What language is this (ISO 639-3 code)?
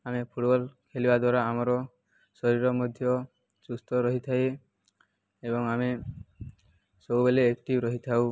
ori